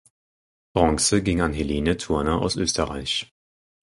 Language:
German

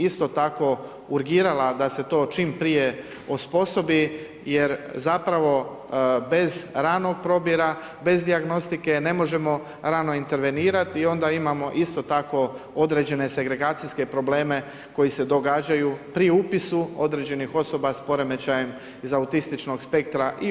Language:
Croatian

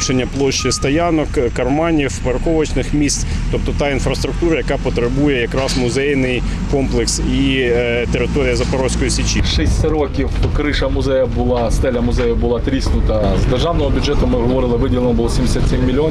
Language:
Ukrainian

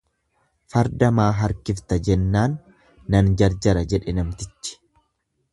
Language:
Oromo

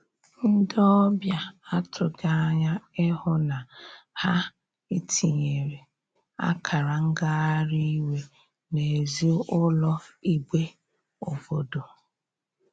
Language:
Igbo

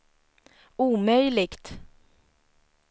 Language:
Swedish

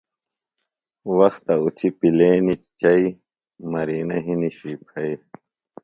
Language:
Phalura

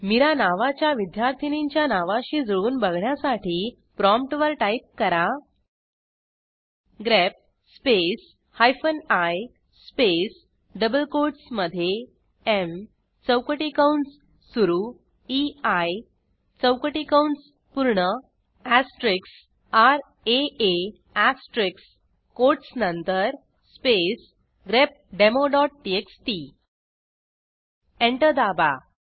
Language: Marathi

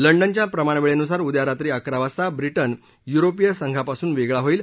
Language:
Marathi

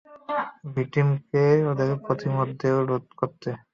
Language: Bangla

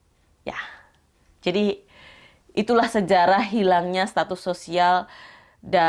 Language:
Indonesian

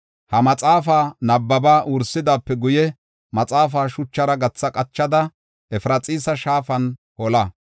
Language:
Gofa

